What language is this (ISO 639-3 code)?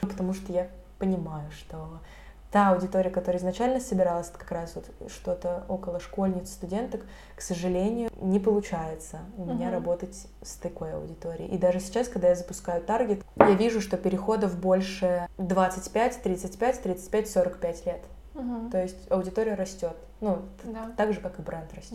rus